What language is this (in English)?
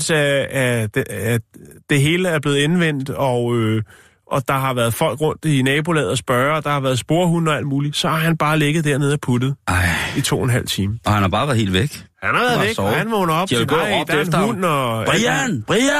Danish